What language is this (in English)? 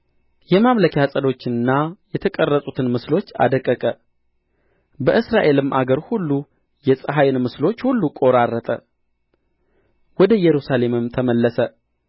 Amharic